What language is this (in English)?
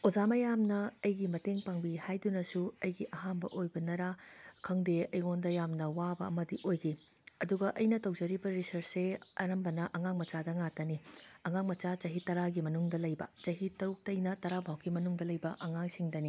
Manipuri